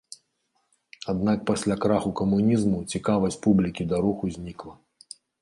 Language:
Belarusian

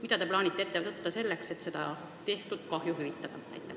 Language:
Estonian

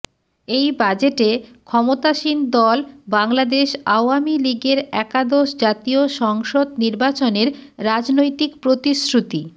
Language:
Bangla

